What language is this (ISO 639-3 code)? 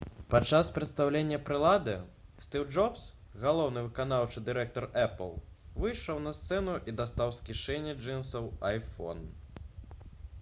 bel